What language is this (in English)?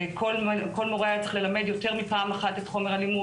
Hebrew